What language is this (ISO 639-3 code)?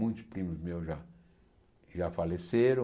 por